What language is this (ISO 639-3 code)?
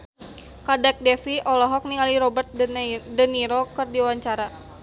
sun